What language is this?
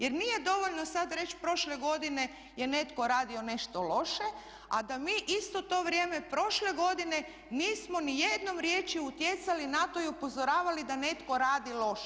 Croatian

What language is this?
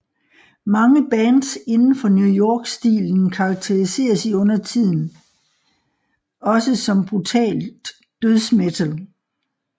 Danish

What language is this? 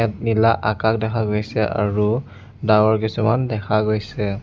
Assamese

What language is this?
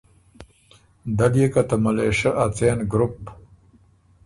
Ormuri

